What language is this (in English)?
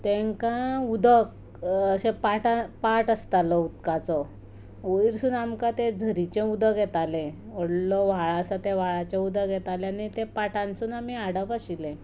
Konkani